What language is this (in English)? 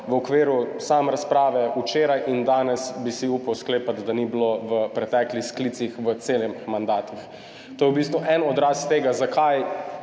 Slovenian